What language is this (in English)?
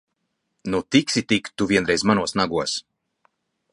Latvian